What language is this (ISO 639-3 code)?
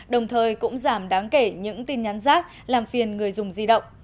vie